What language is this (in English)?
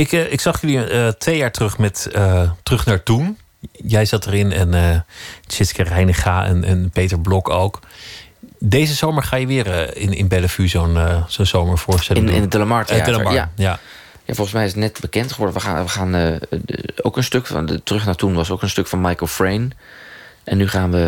Dutch